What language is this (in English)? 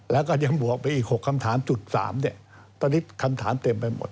Thai